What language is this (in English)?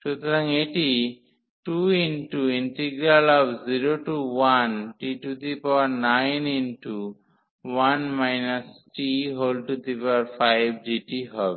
Bangla